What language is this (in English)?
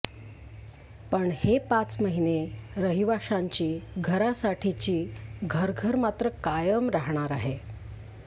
Marathi